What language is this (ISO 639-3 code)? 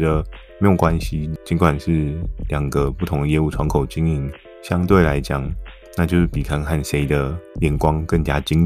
zho